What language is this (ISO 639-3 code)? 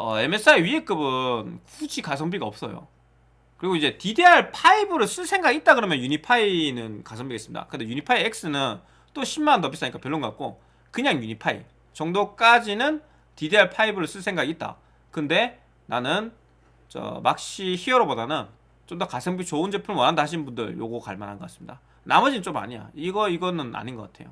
kor